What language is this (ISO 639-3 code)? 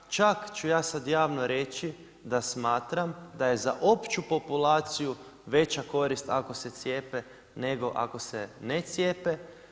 hrv